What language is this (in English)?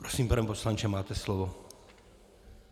Czech